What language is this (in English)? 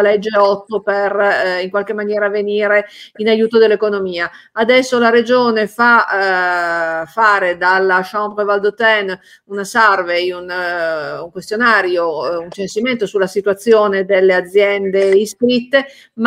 Italian